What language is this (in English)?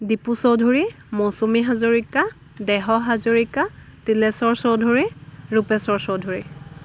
Assamese